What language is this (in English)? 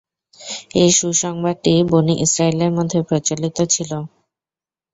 Bangla